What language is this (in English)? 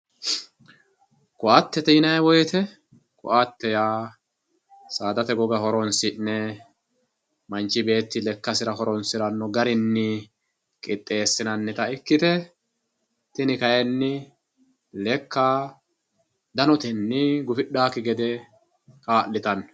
Sidamo